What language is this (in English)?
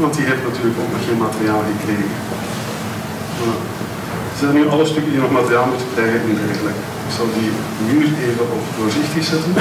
Dutch